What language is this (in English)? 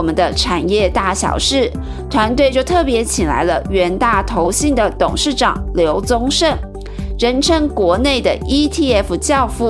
Chinese